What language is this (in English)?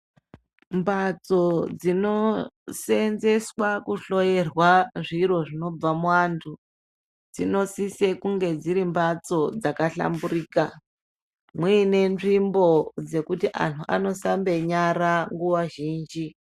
Ndau